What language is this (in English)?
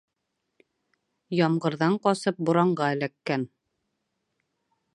Bashkir